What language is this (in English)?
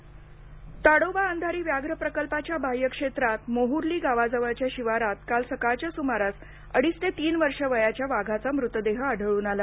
Marathi